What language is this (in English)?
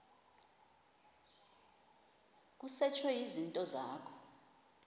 Xhosa